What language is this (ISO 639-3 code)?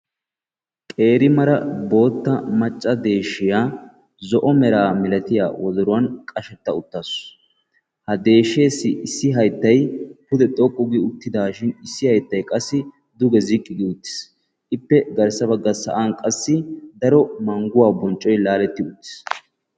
wal